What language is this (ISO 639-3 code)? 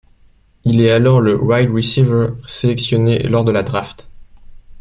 fra